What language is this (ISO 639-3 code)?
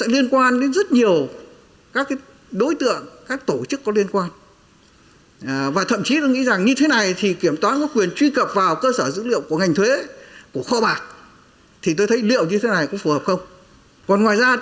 vie